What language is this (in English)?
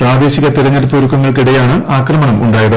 Malayalam